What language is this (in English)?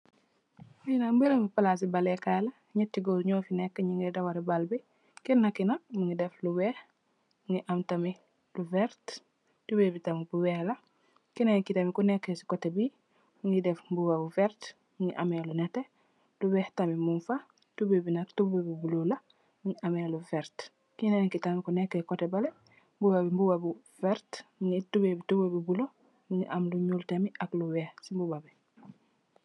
Wolof